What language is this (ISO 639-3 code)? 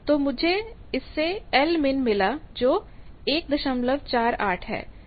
hin